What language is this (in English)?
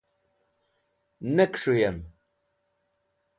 Wakhi